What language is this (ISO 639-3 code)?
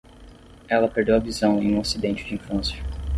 por